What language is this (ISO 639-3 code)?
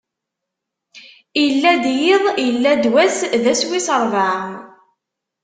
kab